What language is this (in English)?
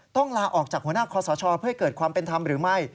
Thai